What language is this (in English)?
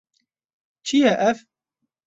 Kurdish